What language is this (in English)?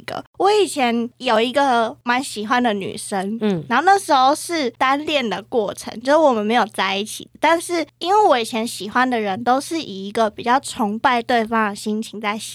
Chinese